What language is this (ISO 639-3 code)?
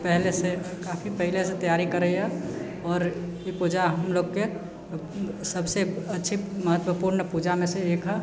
mai